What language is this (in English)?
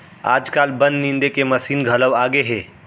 Chhattisgarhi